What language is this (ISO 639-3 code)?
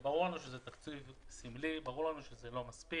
heb